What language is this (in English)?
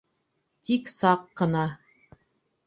Bashkir